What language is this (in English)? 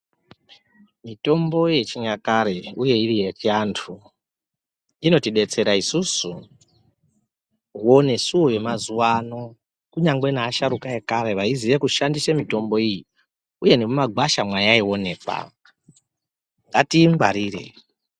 Ndau